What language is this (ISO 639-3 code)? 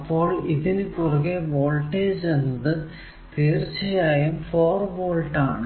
mal